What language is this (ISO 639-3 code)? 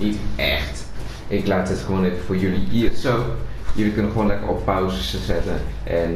nld